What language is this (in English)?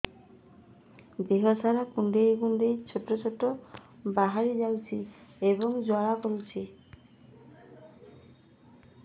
Odia